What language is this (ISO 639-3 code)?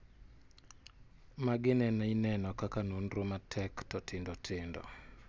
luo